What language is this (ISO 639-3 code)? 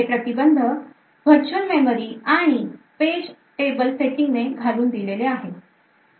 mar